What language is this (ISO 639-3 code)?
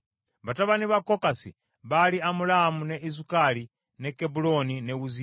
lug